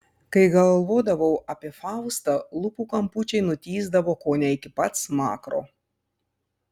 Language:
Lithuanian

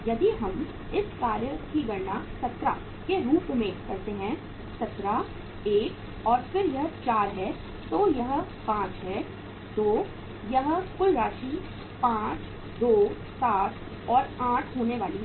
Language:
Hindi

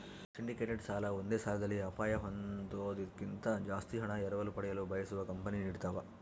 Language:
Kannada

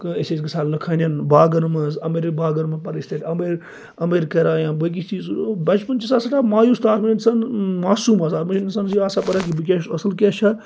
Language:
Kashmiri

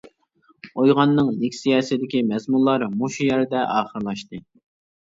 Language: Uyghur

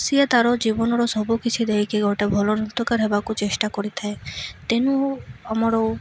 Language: Odia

